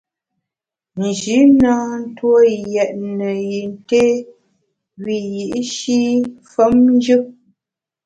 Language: Bamun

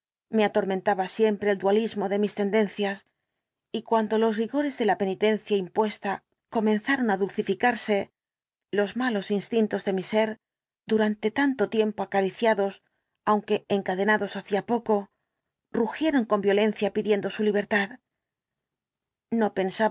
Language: Spanish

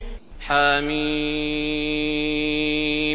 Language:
Arabic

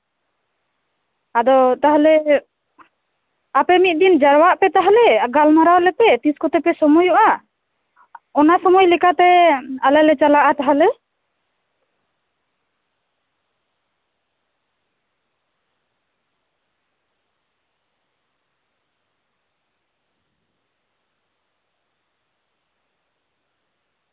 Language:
Santali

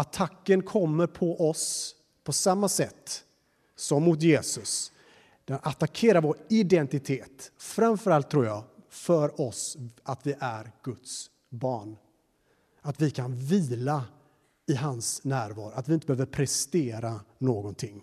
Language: Swedish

